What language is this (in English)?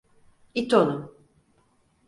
Turkish